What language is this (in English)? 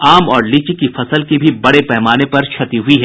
Hindi